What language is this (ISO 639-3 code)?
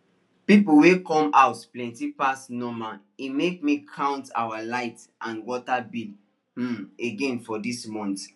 pcm